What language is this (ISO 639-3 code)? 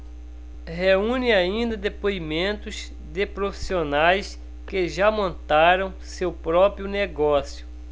por